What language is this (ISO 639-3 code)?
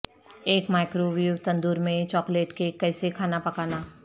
urd